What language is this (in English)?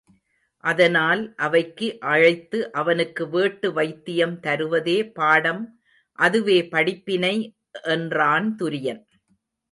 Tamil